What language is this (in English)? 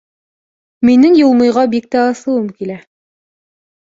Bashkir